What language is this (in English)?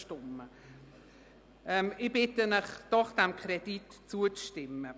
Swiss German